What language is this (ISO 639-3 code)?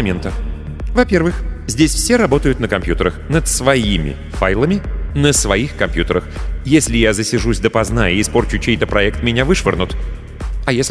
rus